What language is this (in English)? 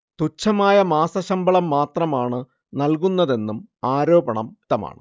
Malayalam